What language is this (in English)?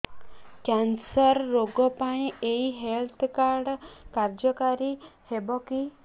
Odia